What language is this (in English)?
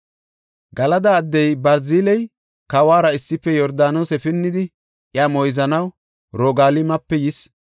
Gofa